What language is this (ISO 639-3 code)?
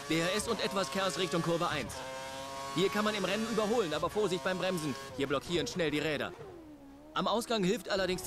deu